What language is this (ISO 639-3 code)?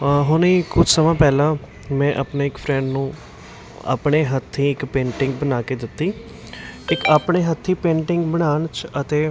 pan